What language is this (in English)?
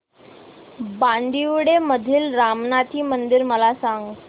Marathi